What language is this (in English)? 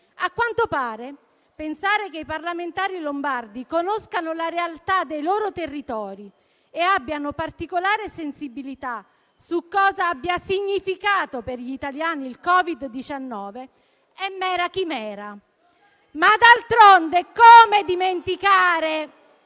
Italian